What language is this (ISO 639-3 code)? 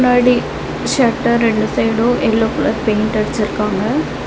tam